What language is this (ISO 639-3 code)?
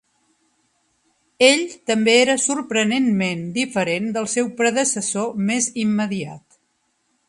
cat